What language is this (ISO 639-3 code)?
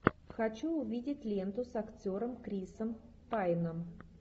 rus